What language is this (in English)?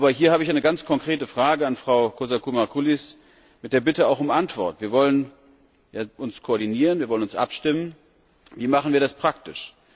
German